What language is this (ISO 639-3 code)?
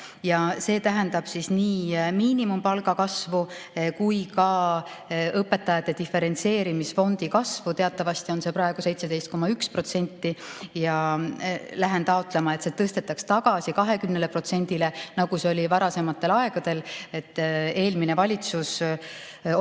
est